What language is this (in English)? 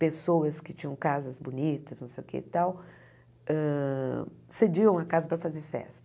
Portuguese